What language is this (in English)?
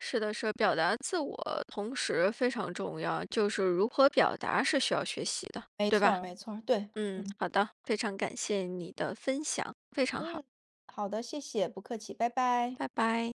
Chinese